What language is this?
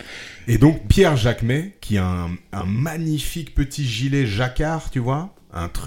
French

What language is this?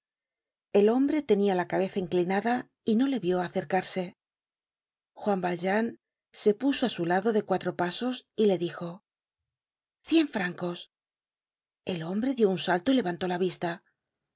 Spanish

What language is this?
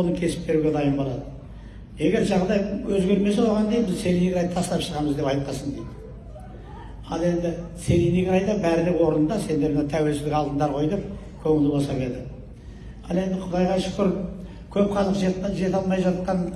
Turkish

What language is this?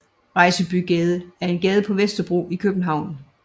Danish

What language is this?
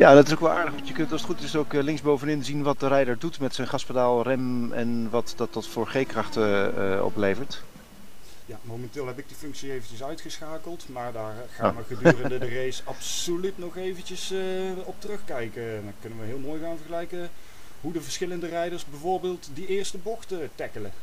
Dutch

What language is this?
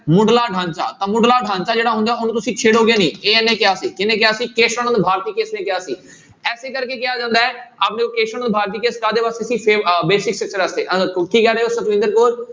Punjabi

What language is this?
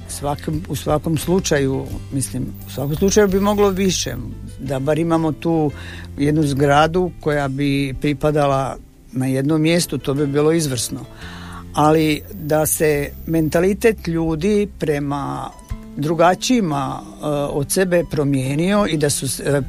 Croatian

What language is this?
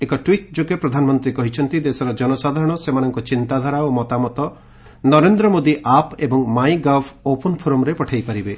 Odia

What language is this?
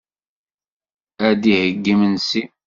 Kabyle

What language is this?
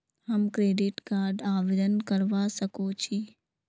Magahi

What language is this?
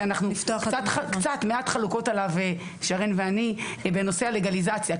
Hebrew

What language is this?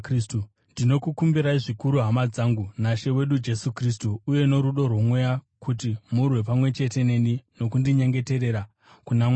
Shona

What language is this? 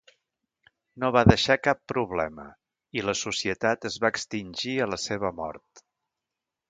Catalan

